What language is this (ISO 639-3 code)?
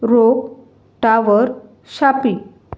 kok